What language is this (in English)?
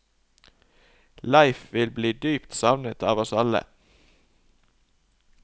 Norwegian